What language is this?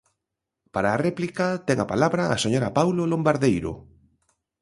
Galician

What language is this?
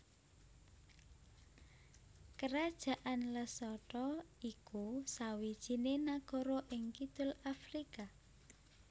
Javanese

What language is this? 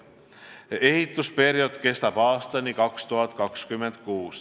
Estonian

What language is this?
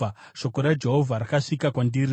Shona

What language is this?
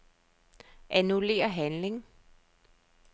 Danish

